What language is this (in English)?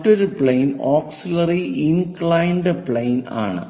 Malayalam